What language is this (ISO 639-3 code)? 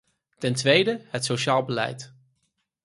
nld